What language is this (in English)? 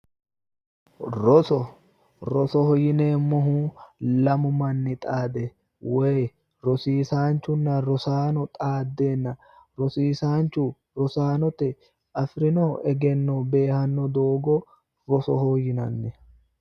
Sidamo